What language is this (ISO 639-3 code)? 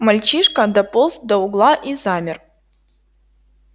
rus